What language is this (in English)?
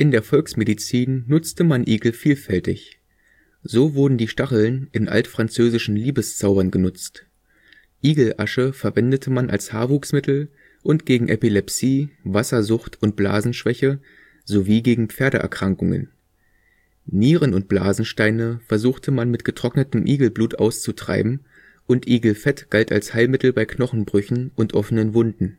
German